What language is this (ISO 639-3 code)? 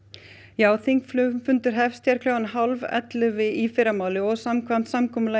isl